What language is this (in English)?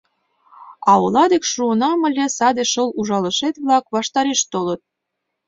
Mari